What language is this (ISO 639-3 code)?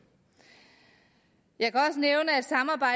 dan